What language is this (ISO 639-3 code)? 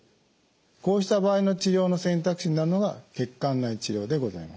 jpn